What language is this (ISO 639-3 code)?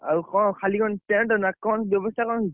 ori